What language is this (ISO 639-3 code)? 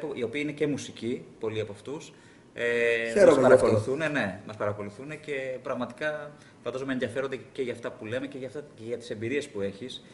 ell